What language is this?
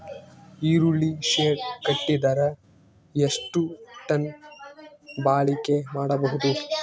Kannada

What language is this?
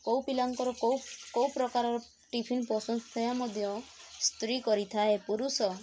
Odia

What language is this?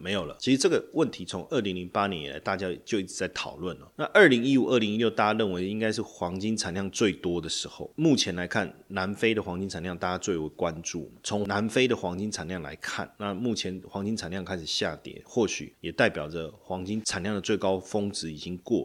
Chinese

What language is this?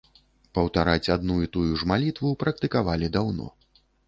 Belarusian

